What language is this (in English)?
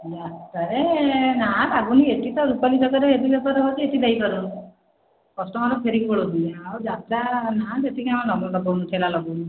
Odia